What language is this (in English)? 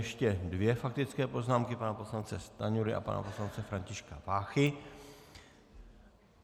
Czech